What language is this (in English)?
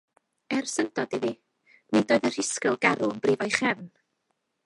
Welsh